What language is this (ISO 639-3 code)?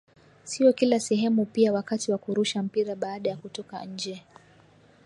swa